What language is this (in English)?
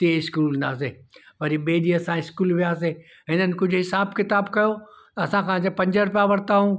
Sindhi